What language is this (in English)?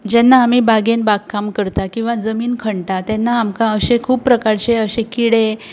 Konkani